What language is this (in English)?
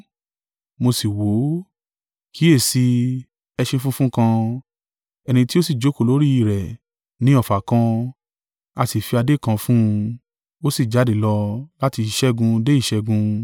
Yoruba